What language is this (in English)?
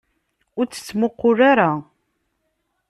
Kabyle